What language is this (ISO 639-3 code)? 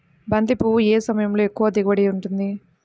tel